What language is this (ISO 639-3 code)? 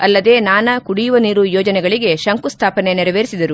kan